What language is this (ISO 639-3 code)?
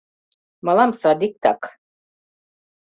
chm